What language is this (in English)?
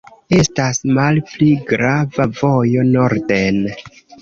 Esperanto